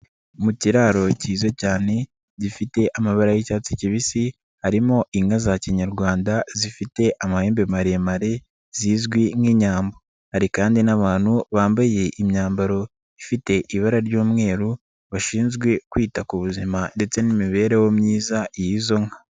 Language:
Kinyarwanda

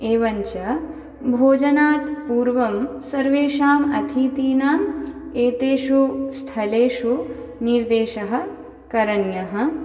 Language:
Sanskrit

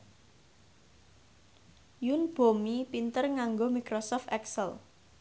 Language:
Javanese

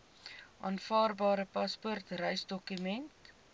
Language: Afrikaans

